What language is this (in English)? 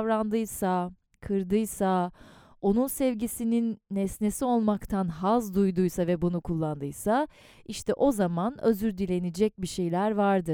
Turkish